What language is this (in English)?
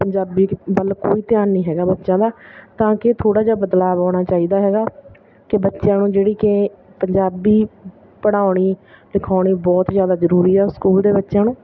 Punjabi